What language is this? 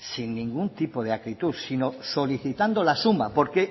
Spanish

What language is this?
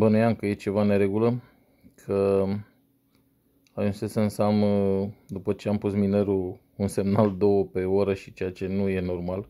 Romanian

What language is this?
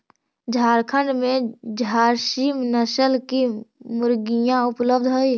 Magahi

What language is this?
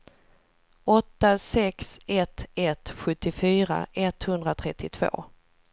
Swedish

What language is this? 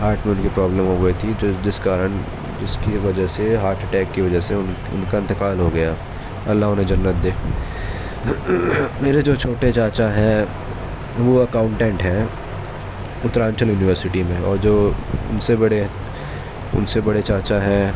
Urdu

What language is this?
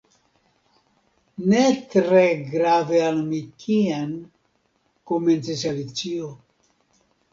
Esperanto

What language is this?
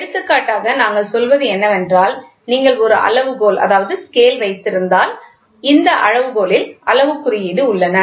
Tamil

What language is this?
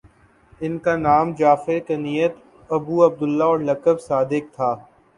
Urdu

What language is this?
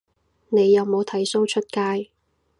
Cantonese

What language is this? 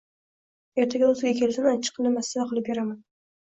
Uzbek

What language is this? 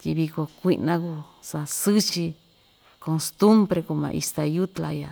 Ixtayutla Mixtec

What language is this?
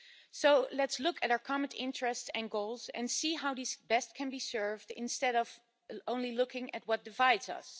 English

